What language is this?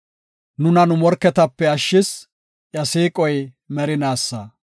Gofa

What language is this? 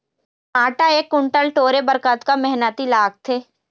Chhattisgarhi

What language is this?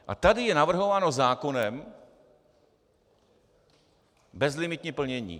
Czech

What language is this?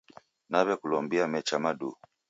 Taita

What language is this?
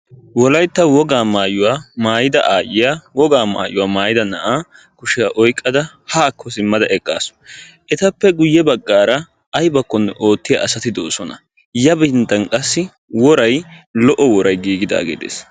Wolaytta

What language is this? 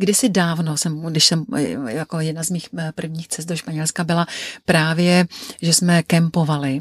Czech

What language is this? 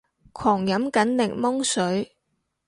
Cantonese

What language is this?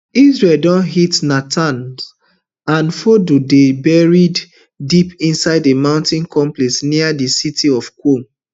Nigerian Pidgin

